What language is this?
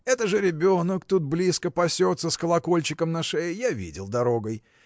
Russian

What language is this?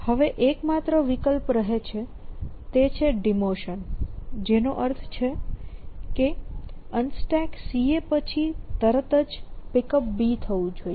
Gujarati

